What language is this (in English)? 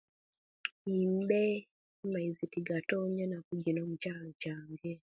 Kenyi